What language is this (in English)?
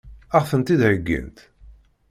Kabyle